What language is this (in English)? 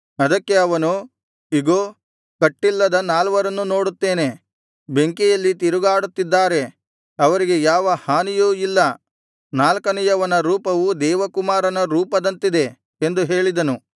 Kannada